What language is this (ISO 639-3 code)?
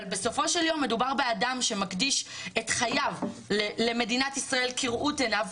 heb